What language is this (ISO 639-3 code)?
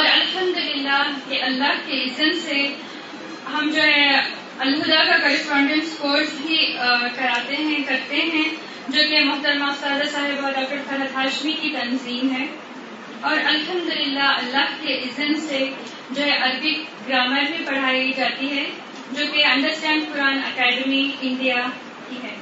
urd